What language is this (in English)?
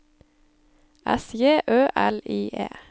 Norwegian